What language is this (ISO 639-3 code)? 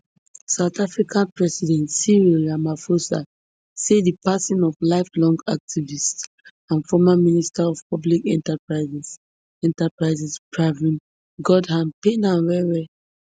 pcm